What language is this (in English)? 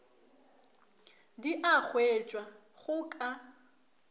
Northern Sotho